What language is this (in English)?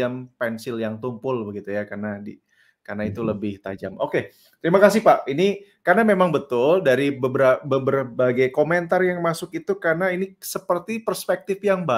Indonesian